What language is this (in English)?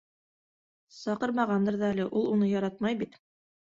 Bashkir